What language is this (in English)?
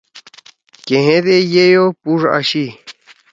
Torwali